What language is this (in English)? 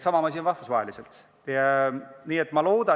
Estonian